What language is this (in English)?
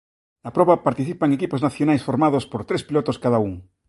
Galician